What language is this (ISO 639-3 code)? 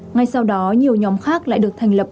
vie